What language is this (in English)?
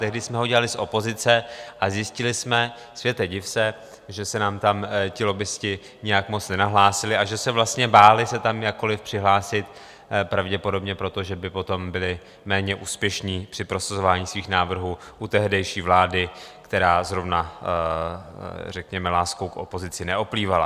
Czech